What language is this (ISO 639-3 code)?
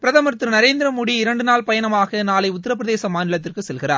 tam